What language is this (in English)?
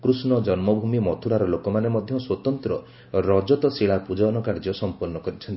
Odia